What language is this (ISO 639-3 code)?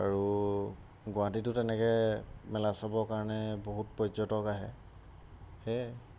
asm